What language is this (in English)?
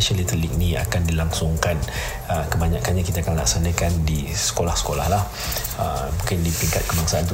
Malay